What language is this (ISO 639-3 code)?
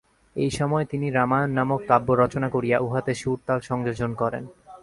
ben